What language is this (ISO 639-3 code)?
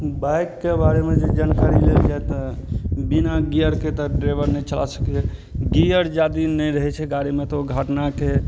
mai